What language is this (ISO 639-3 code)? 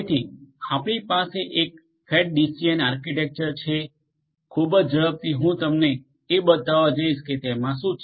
guj